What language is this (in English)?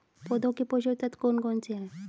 Hindi